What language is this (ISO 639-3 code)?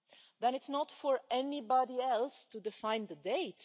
eng